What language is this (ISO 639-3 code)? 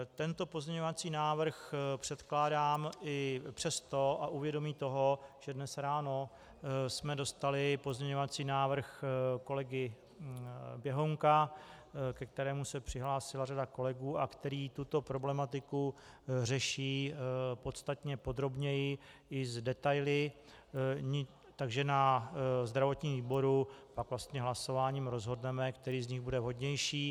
ces